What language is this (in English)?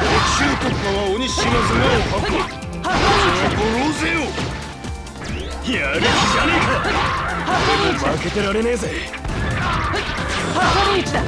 Japanese